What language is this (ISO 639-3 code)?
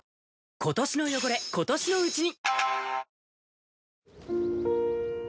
jpn